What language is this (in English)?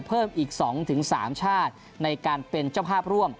Thai